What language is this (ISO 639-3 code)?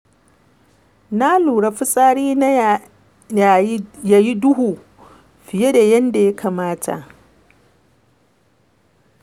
hau